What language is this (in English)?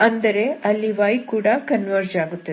Kannada